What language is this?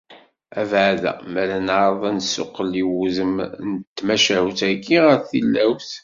Kabyle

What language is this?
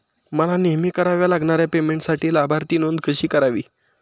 Marathi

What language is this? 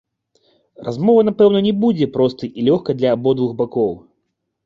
Belarusian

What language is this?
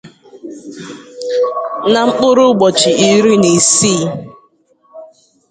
Igbo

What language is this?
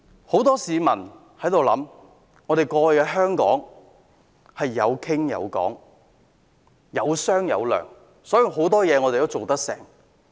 Cantonese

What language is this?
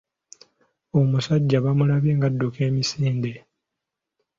Ganda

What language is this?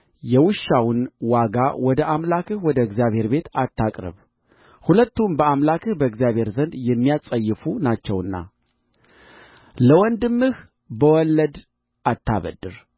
Amharic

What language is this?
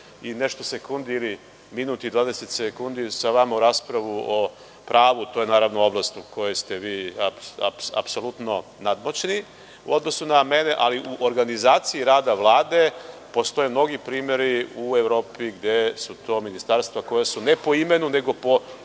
Serbian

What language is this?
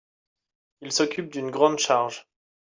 French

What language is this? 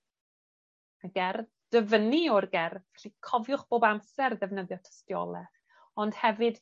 Welsh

